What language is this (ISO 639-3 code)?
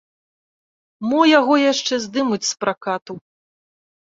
bel